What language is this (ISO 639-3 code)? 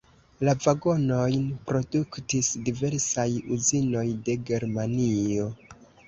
epo